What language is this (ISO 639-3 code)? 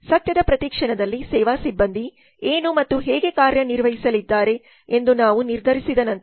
kan